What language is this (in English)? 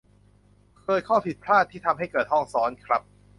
Thai